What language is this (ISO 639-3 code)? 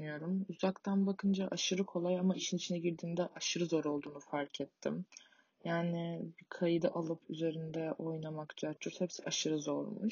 tur